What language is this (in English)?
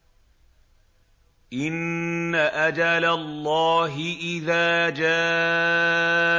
Arabic